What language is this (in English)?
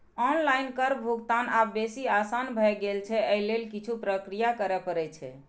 Maithili